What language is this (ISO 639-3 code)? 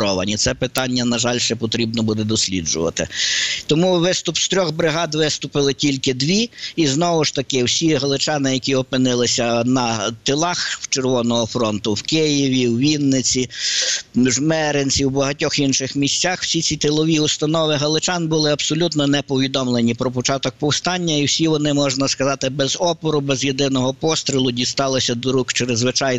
ukr